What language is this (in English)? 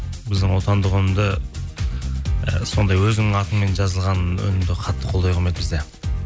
Kazakh